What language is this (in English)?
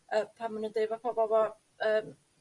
Welsh